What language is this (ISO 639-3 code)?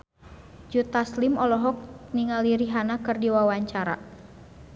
sun